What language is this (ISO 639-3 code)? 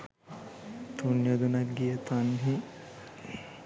sin